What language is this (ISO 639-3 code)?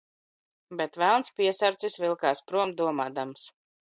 lav